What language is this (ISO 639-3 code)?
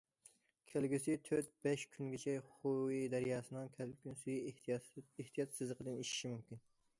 uig